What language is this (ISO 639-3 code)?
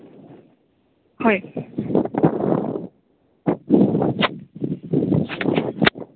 sat